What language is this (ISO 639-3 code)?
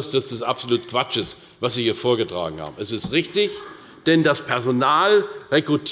deu